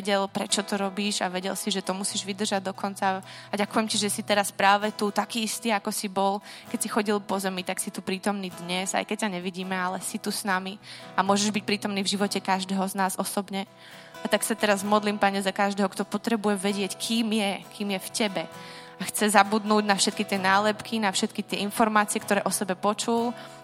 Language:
Czech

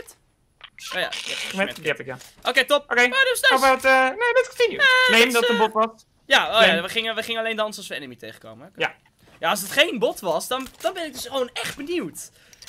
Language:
Dutch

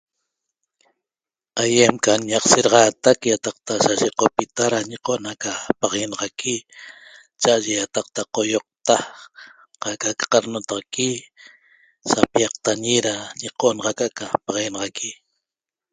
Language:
Toba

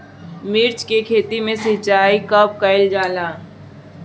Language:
Bhojpuri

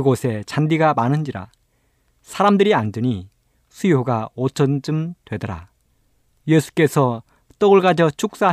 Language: Korean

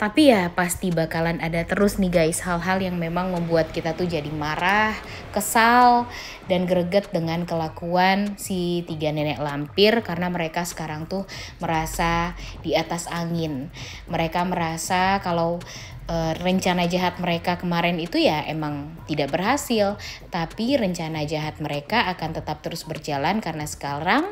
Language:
Indonesian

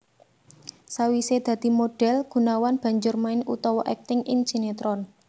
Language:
Javanese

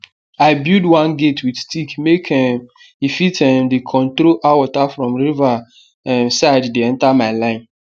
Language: Nigerian Pidgin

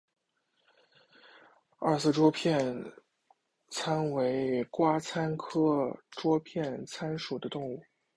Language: Chinese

